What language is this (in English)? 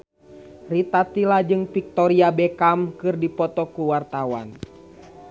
Sundanese